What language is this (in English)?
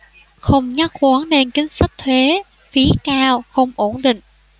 Vietnamese